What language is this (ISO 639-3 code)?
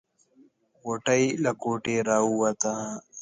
pus